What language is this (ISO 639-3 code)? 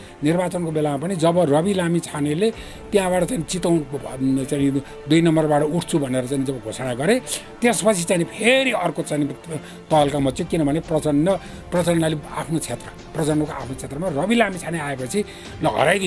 ara